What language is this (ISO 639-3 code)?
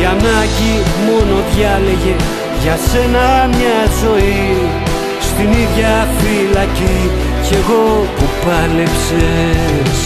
ell